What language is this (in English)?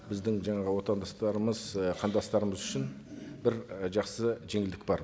Kazakh